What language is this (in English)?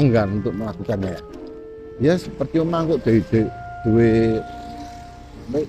Indonesian